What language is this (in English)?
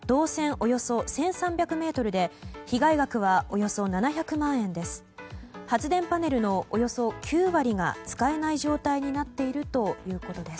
Japanese